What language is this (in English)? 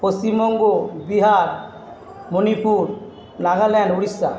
Bangla